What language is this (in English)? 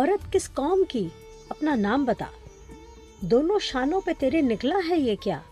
Urdu